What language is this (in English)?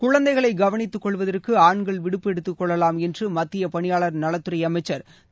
Tamil